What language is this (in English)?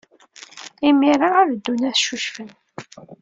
Kabyle